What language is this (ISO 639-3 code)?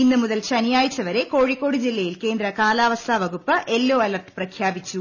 mal